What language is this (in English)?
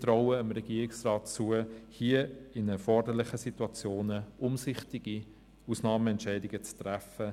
Swiss German